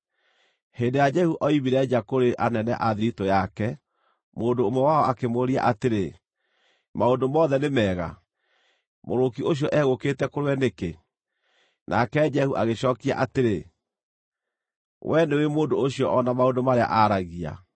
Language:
Kikuyu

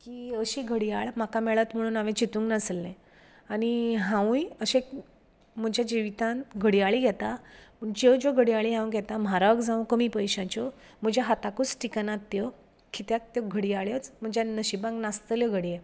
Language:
Konkani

